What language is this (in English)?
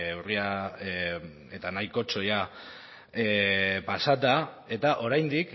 Basque